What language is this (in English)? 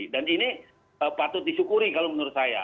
Indonesian